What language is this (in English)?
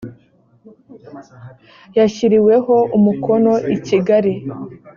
Kinyarwanda